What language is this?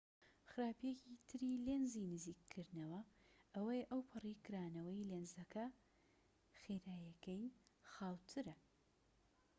Central Kurdish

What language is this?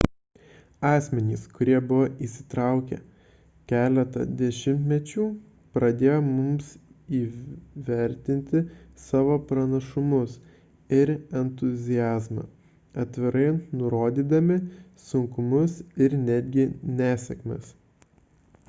Lithuanian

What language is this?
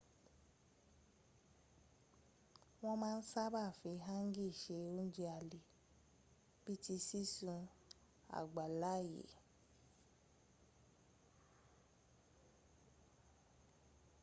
Yoruba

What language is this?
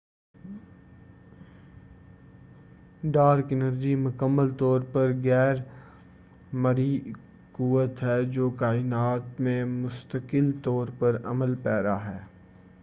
Urdu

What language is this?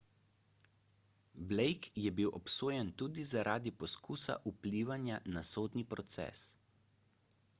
Slovenian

